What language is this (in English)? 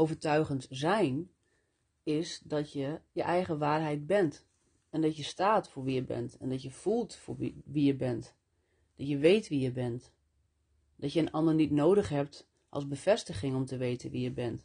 Dutch